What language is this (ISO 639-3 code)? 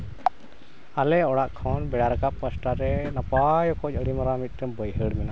sat